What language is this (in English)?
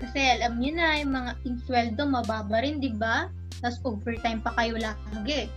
Filipino